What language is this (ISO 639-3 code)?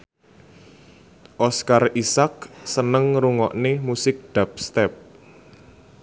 jav